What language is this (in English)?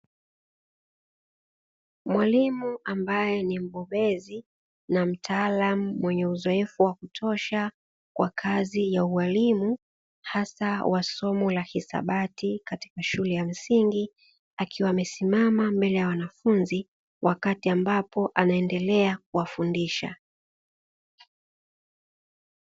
Swahili